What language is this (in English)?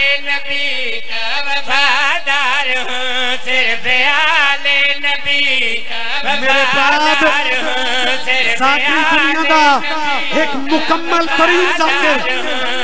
Punjabi